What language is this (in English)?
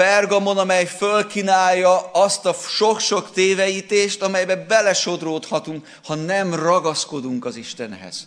Hungarian